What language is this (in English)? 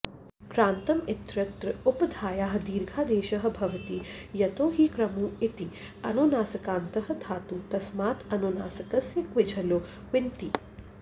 Sanskrit